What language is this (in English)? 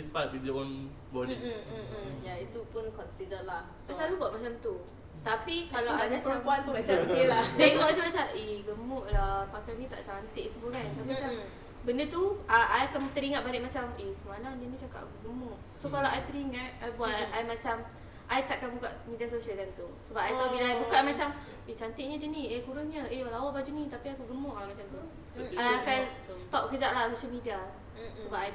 Malay